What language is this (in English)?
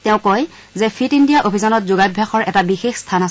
Assamese